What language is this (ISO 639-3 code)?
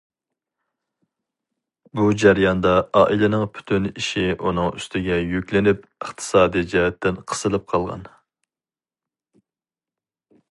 uig